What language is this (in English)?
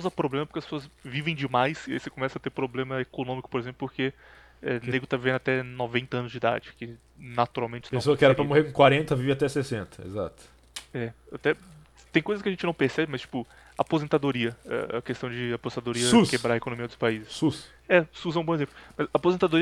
Portuguese